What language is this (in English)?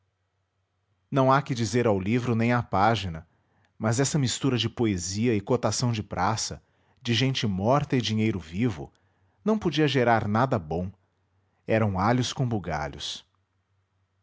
Portuguese